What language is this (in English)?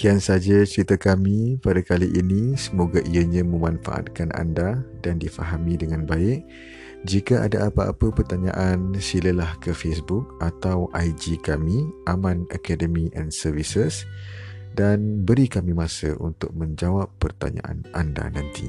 Malay